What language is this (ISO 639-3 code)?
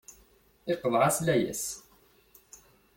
kab